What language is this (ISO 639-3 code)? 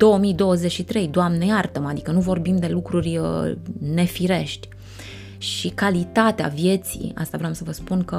ron